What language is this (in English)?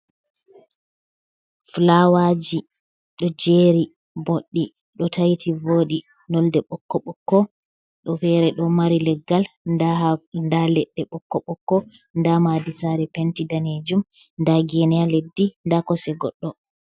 Fula